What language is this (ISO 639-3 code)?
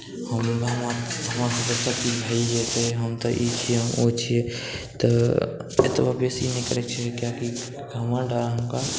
mai